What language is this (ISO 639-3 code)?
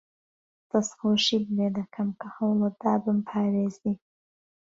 ckb